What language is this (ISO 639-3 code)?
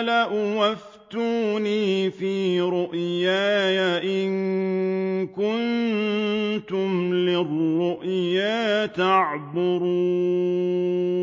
ara